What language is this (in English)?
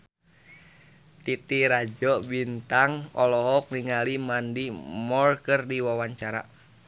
Sundanese